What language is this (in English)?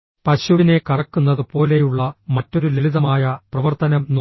Malayalam